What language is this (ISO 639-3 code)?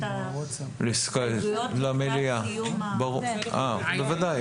heb